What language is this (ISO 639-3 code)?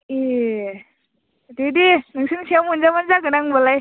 brx